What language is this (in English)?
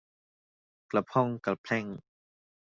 Thai